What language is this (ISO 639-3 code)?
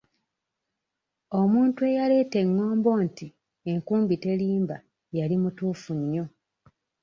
lug